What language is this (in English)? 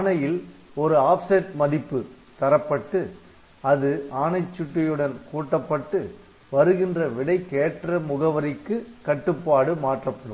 Tamil